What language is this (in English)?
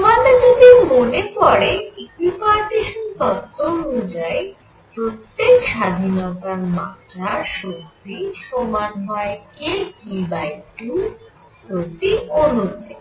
Bangla